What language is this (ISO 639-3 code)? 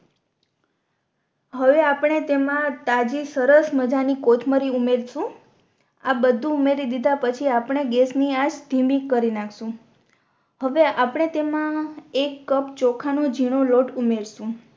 guj